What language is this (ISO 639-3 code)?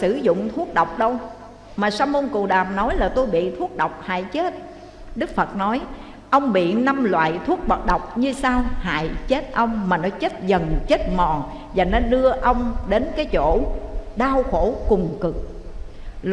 vie